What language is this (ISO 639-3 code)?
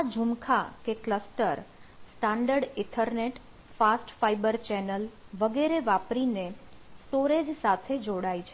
guj